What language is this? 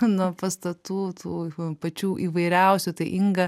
Lithuanian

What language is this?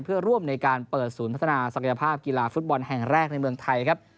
Thai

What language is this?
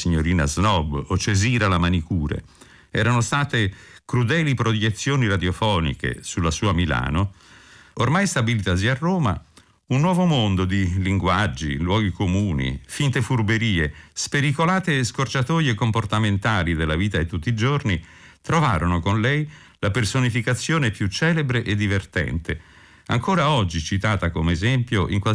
Italian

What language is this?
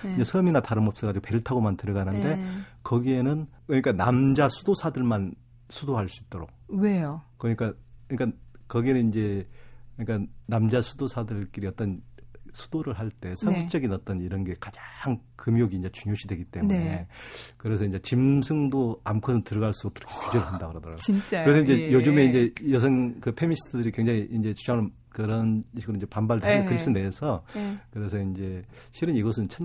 Korean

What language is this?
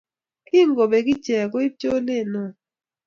Kalenjin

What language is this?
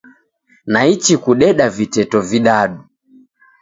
Taita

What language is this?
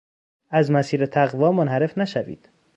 Persian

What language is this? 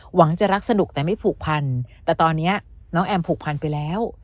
Thai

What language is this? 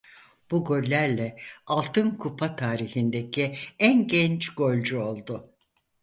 Turkish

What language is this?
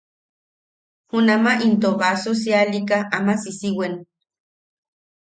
Yaqui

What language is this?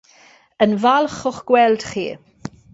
Welsh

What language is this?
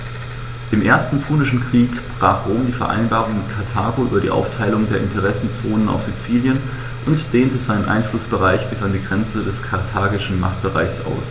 German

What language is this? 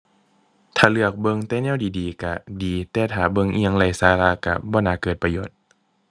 Thai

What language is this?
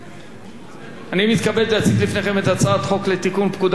Hebrew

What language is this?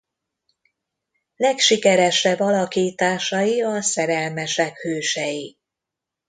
Hungarian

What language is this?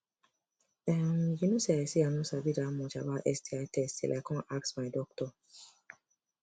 Nigerian Pidgin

